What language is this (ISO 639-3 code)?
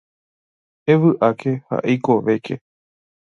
grn